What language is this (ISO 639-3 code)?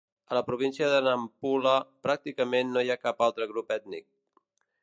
cat